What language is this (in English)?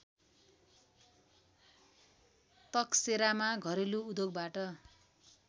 Nepali